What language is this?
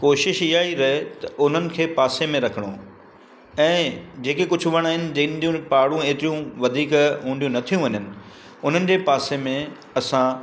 Sindhi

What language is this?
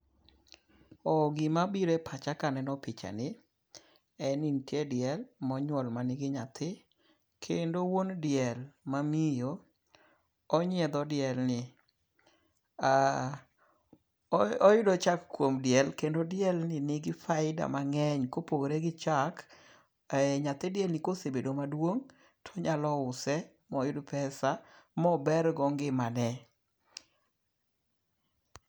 Luo (Kenya and Tanzania)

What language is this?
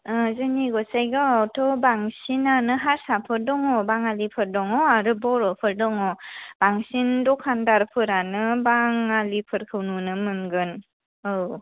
Bodo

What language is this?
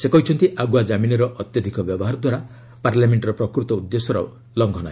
Odia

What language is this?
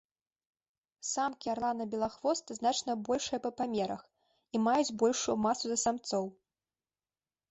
Belarusian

